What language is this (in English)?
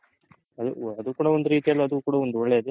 Kannada